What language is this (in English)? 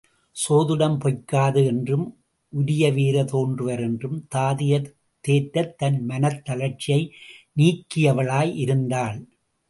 Tamil